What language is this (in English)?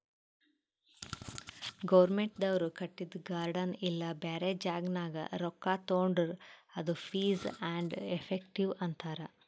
Kannada